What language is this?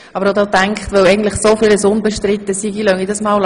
Swiss German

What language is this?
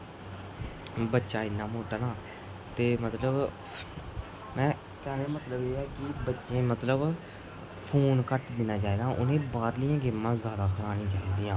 Dogri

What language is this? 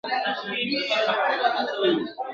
Pashto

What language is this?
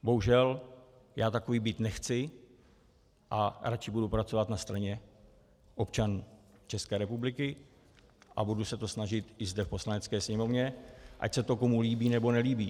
Czech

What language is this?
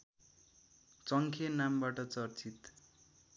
Nepali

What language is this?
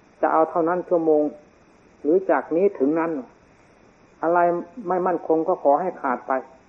Thai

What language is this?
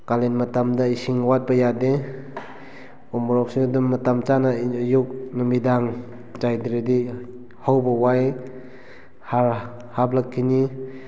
Manipuri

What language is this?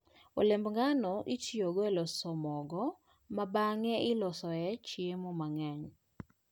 Luo (Kenya and Tanzania)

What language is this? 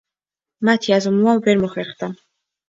Georgian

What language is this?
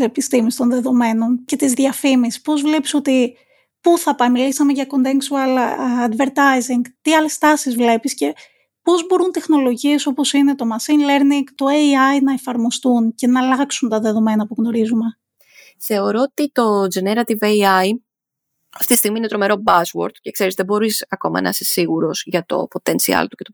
Greek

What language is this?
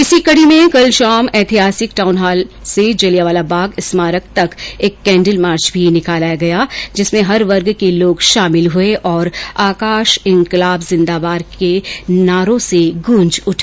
Hindi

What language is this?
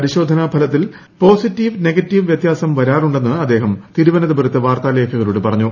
Malayalam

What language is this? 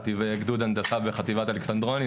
Hebrew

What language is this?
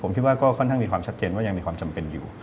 Thai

